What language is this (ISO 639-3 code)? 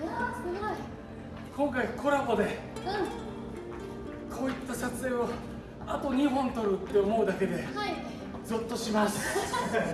jpn